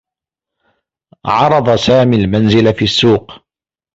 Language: Arabic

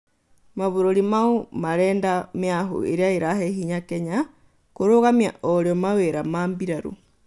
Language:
Kikuyu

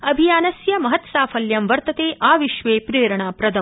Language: Sanskrit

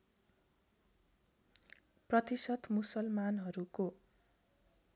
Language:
Nepali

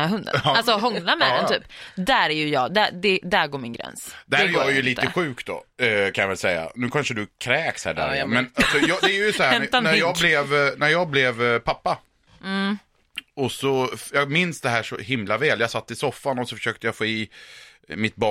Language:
Swedish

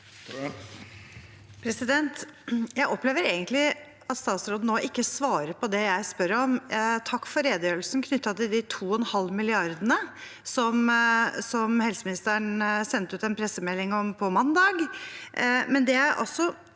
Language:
Norwegian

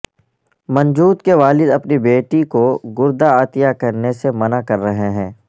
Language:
Urdu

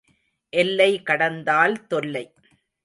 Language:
Tamil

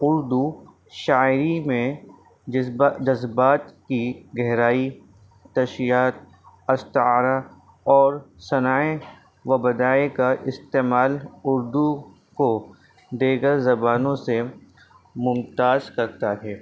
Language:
Urdu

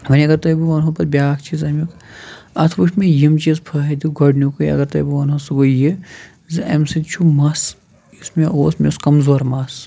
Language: Kashmiri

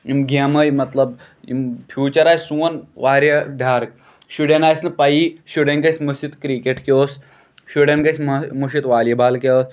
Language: Kashmiri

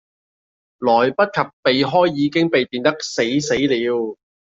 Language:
Cantonese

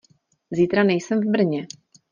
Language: Czech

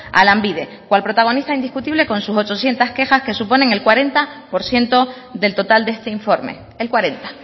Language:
Spanish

